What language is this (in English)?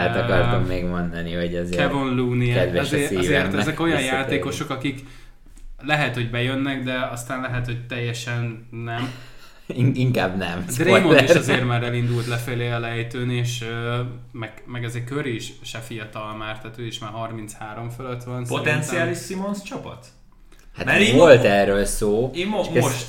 Hungarian